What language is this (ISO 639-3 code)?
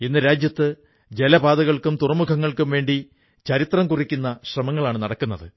mal